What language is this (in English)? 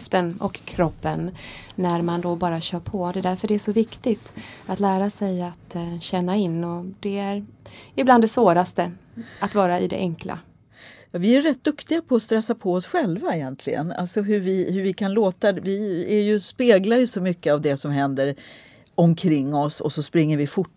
Swedish